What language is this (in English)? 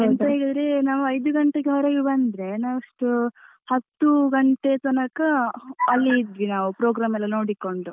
Kannada